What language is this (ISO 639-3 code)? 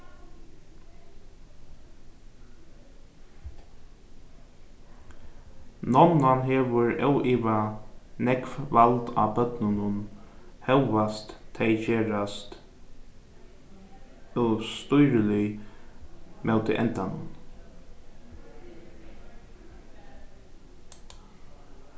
fao